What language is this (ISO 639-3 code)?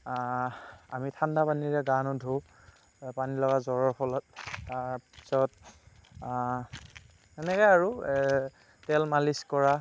asm